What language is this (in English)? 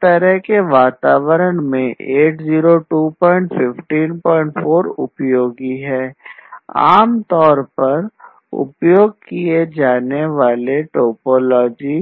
Hindi